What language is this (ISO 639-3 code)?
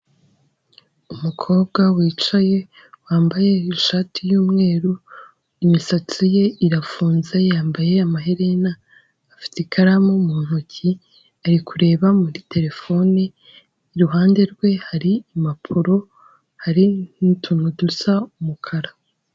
kin